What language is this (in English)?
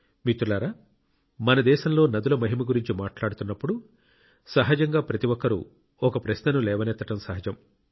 Telugu